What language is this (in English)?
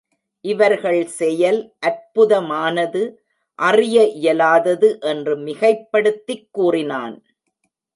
Tamil